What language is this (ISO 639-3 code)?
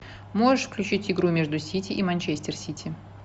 rus